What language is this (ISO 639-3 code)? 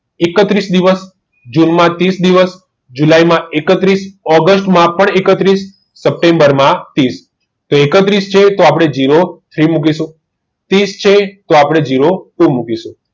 guj